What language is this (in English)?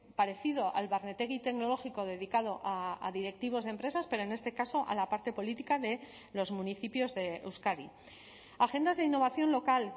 Spanish